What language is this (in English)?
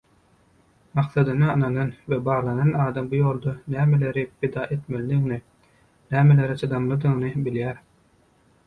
Turkmen